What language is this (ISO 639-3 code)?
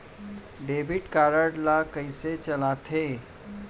hne